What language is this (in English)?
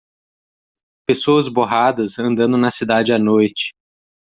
Portuguese